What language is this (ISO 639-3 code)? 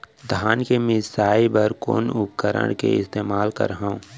hne